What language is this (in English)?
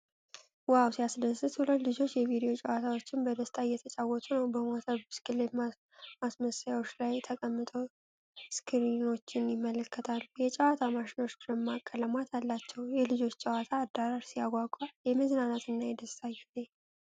Amharic